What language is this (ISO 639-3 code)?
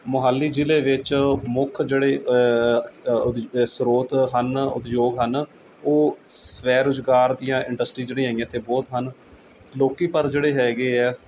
pan